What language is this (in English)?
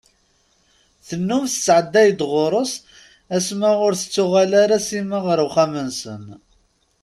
Kabyle